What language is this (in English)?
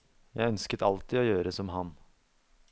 Norwegian